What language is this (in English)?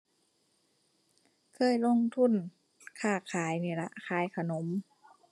Thai